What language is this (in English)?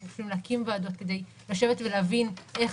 Hebrew